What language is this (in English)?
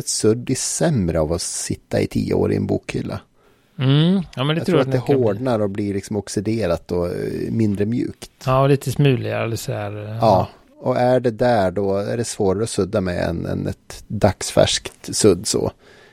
Swedish